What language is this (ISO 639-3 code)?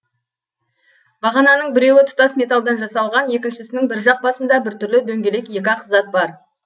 kaz